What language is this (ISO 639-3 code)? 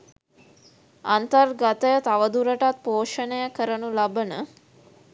sin